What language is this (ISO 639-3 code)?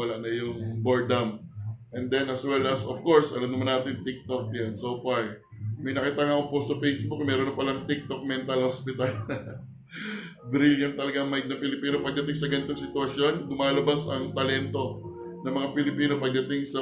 fil